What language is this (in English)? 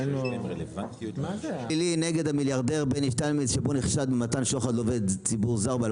Hebrew